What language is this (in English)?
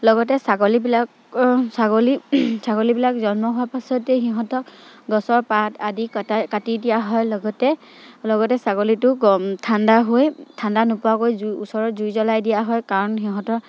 Assamese